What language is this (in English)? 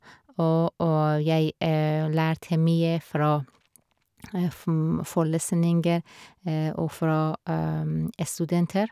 Norwegian